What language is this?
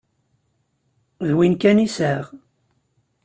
Kabyle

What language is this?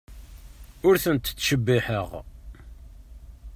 Kabyle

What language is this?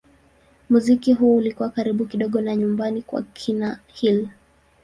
Swahili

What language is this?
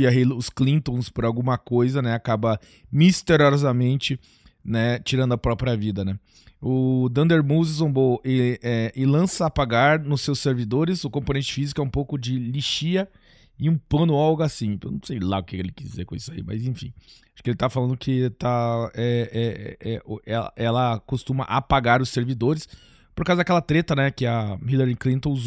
Portuguese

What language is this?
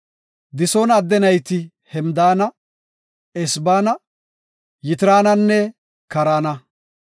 Gofa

